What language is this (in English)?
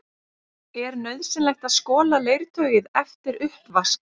Icelandic